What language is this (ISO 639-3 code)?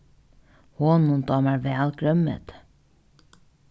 fao